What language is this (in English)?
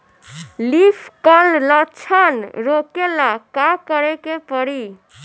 Bhojpuri